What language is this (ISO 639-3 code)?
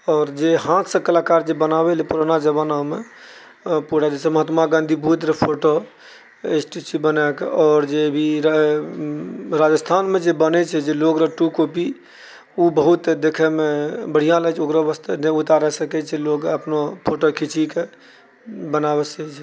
mai